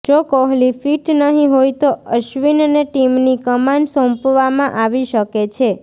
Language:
Gujarati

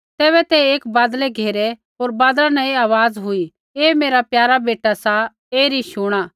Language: Kullu Pahari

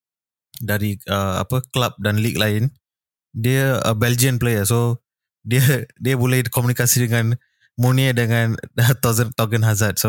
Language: Malay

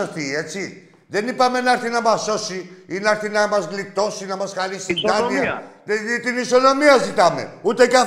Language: Greek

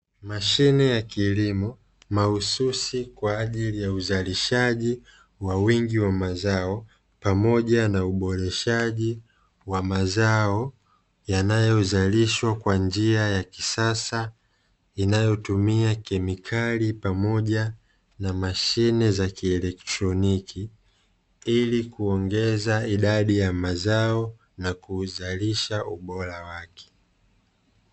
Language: Swahili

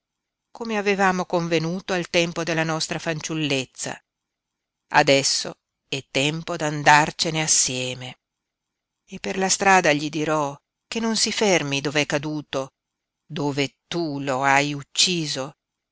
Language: Italian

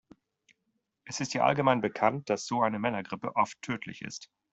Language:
German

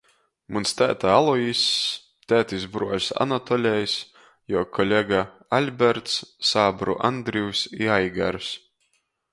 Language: Latgalian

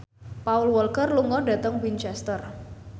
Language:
Javanese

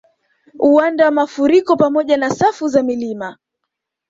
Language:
Swahili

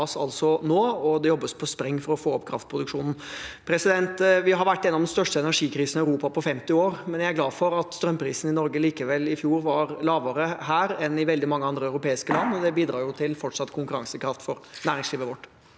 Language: Norwegian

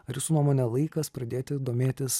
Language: Lithuanian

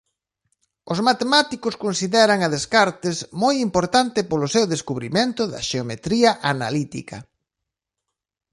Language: Galician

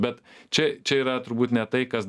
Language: Lithuanian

